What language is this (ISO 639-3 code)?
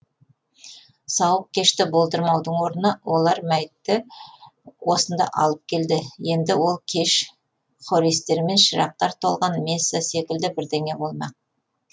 kaz